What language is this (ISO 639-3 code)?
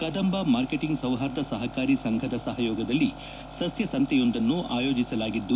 kan